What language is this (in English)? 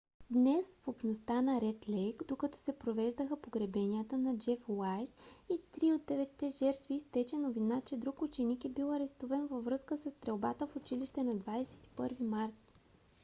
Bulgarian